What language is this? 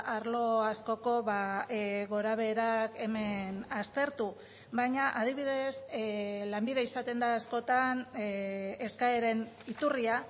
Basque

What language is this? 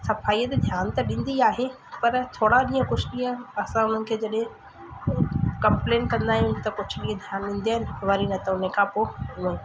Sindhi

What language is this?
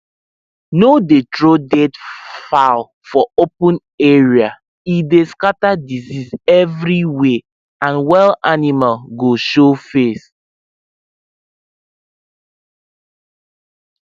Nigerian Pidgin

